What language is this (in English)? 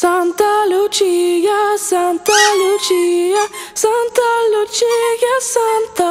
Ukrainian